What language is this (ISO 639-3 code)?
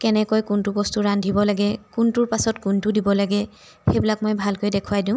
asm